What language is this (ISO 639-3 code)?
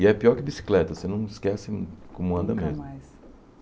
por